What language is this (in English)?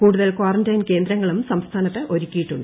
Malayalam